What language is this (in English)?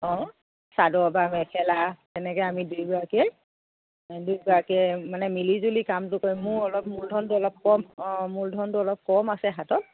Assamese